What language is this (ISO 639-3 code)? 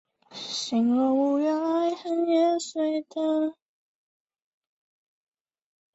zho